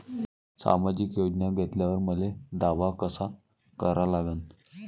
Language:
Marathi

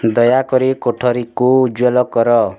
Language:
Odia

